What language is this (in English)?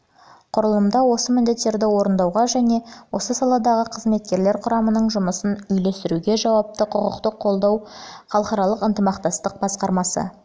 Kazakh